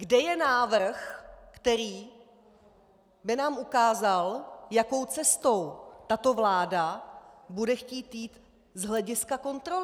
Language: Czech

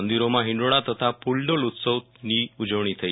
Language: Gujarati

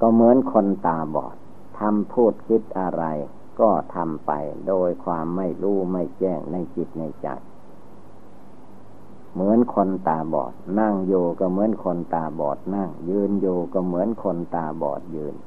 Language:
Thai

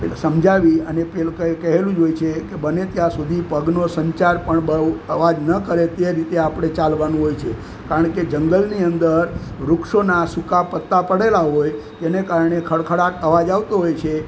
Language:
Gujarati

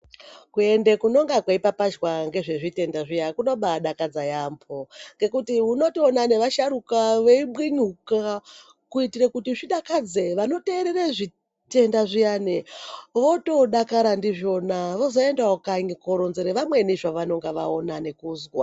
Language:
Ndau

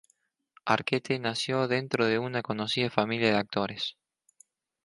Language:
Spanish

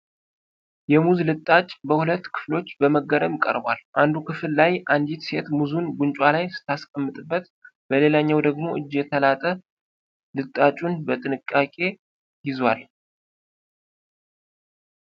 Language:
Amharic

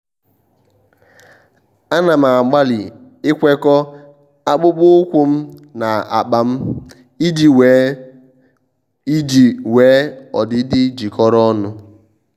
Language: Igbo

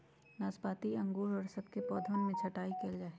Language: Magahi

